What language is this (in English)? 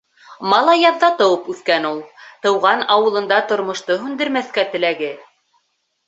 Bashkir